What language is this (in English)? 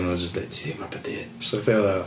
Welsh